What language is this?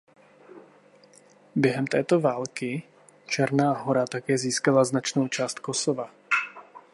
Czech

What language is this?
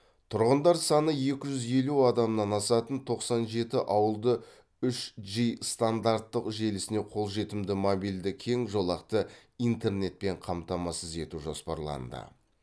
Kazakh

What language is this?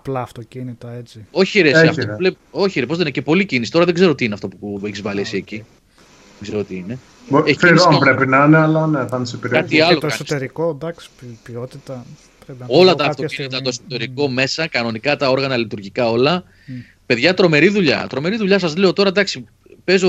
Greek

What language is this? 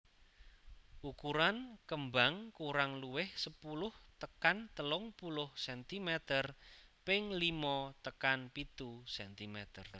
Javanese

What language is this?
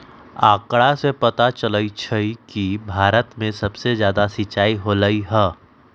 Magahi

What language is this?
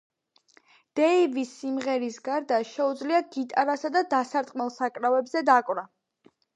Georgian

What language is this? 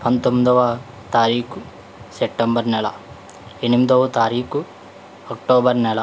Telugu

